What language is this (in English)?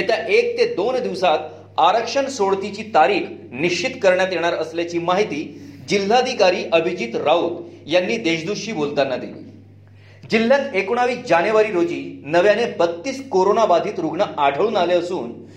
Marathi